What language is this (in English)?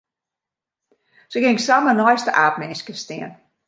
Western Frisian